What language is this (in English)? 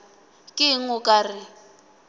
Northern Sotho